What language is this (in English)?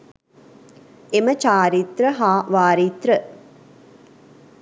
Sinhala